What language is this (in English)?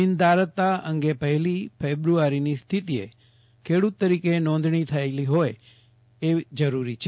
Gujarati